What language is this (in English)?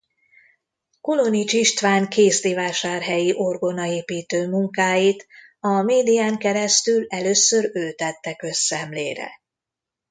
Hungarian